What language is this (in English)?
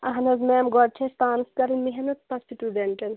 Kashmiri